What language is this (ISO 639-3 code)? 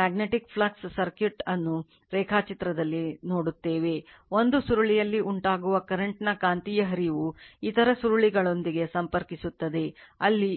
kan